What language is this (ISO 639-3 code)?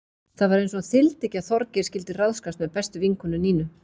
isl